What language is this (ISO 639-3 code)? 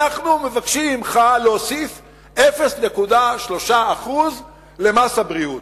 heb